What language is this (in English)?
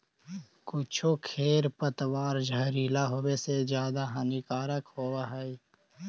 Magahi